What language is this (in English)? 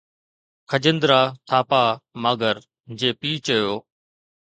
Sindhi